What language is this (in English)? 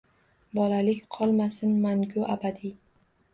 Uzbek